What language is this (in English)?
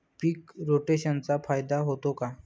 Marathi